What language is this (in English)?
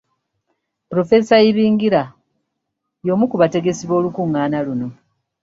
Ganda